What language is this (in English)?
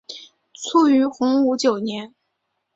Chinese